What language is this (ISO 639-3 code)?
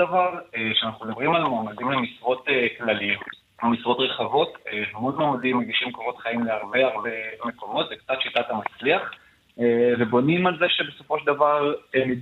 heb